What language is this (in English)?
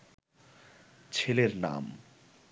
Bangla